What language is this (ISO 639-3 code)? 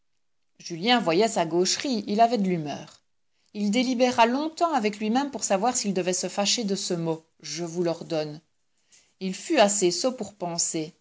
fra